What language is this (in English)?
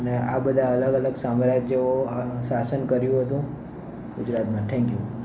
Gujarati